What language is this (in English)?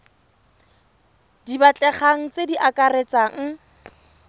Tswana